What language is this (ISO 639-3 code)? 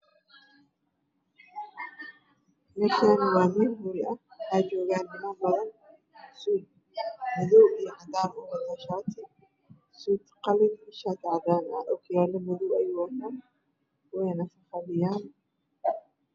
som